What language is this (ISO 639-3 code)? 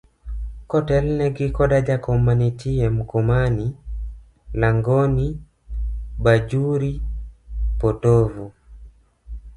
luo